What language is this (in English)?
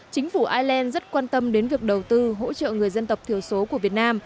Vietnamese